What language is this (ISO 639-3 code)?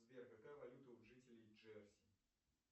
rus